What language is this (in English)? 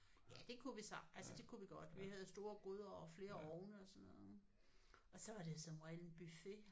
Danish